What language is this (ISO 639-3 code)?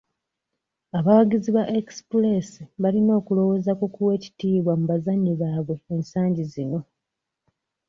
lug